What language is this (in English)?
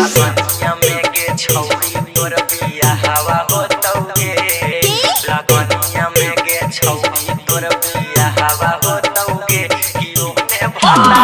Thai